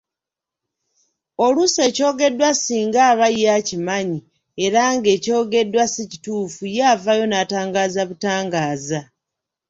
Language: Ganda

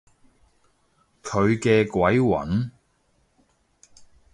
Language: Cantonese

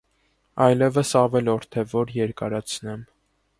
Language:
Armenian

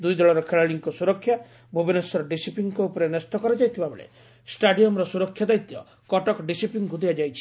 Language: Odia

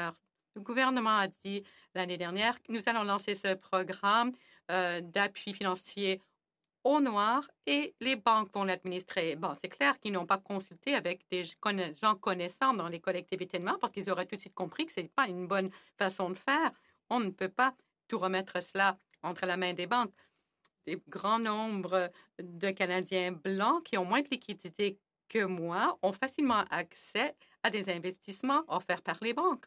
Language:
French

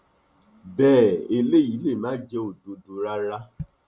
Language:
Yoruba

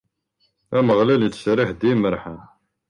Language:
Kabyle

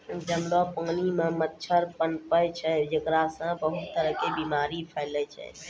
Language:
Maithili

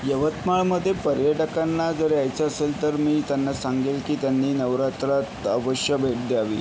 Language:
Marathi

